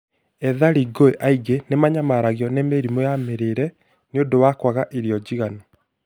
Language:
Kikuyu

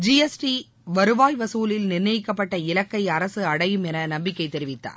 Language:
Tamil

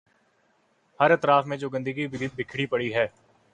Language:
Urdu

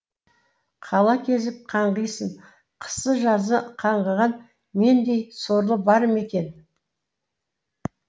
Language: Kazakh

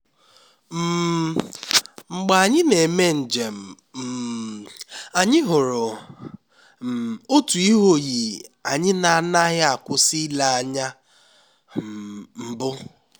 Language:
Igbo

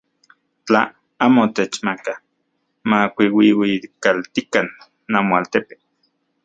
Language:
Central Puebla Nahuatl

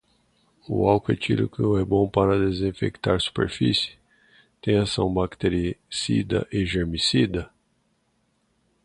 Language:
Portuguese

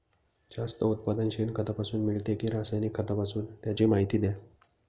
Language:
Marathi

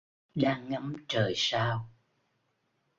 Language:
Vietnamese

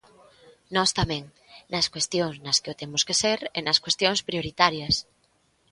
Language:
Galician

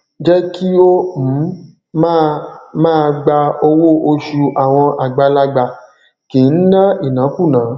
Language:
Yoruba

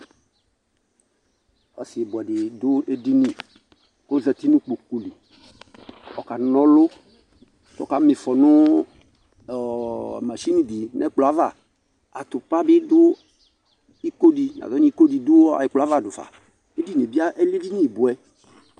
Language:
Ikposo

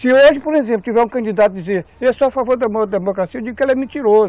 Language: Portuguese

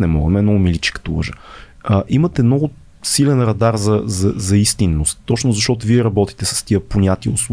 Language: Bulgarian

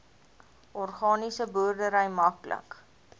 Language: Afrikaans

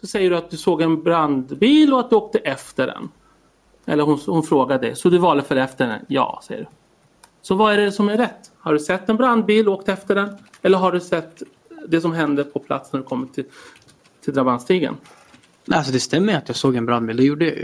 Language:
Swedish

